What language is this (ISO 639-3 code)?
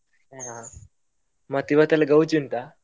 kan